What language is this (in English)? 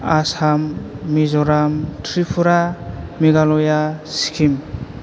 Bodo